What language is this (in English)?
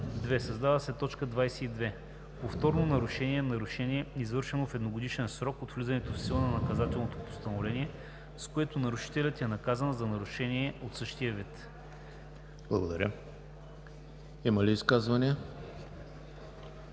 Bulgarian